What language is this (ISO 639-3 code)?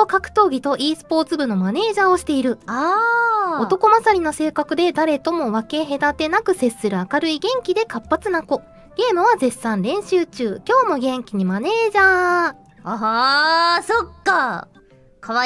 jpn